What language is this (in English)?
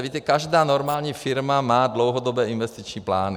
Czech